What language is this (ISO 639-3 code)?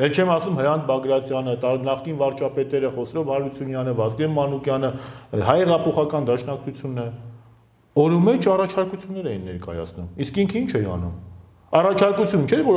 tur